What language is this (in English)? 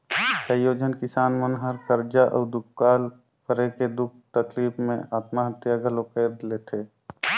Chhattisgarhi